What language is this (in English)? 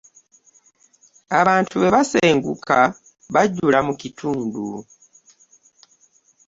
Ganda